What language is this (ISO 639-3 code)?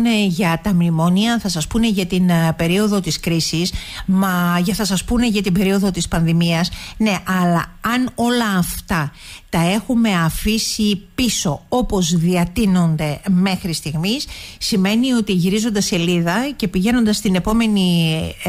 ell